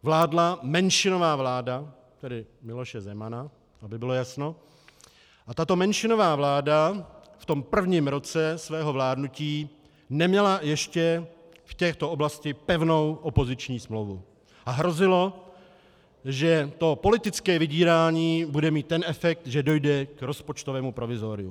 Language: Czech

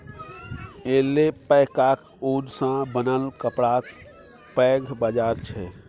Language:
Maithili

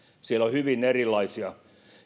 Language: Finnish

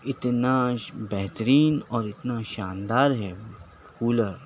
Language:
Urdu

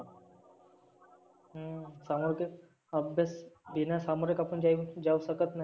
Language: Marathi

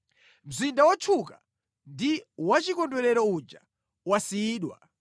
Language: Nyanja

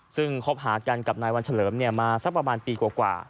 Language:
Thai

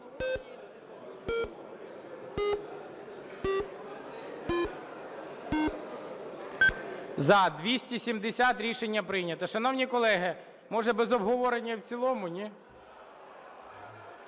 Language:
Ukrainian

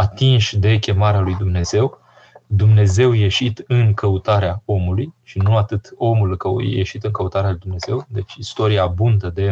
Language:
Romanian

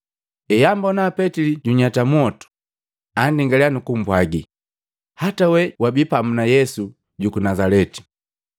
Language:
Matengo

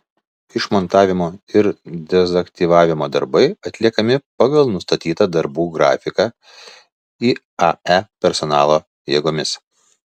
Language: Lithuanian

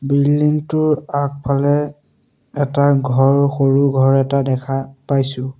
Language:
Assamese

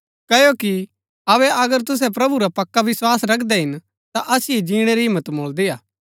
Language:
Gaddi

